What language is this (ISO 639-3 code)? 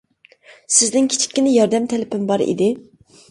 uig